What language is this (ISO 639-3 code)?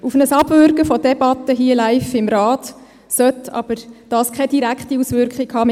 gsw